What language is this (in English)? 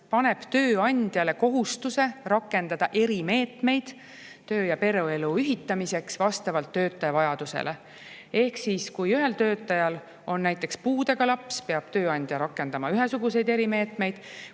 Estonian